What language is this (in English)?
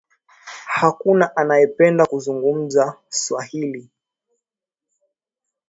Swahili